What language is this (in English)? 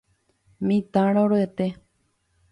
Guarani